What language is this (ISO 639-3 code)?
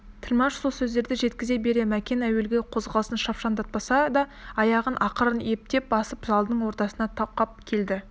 kaz